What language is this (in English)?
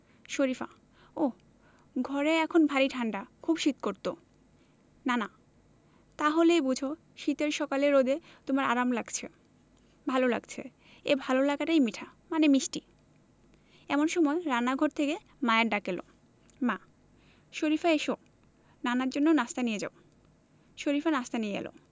Bangla